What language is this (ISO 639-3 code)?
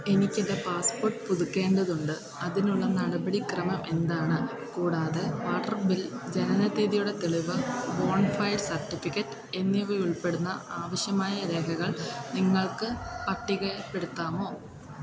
mal